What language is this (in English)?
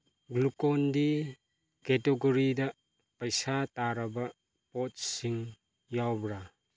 Manipuri